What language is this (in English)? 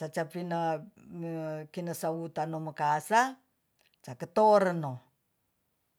Tonsea